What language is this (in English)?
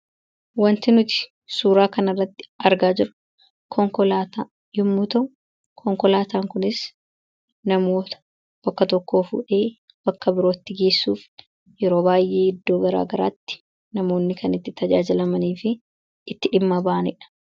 Oromo